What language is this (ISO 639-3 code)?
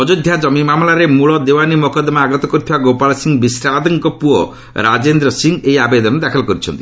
ori